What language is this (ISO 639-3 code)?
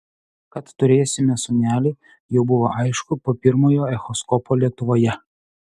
lit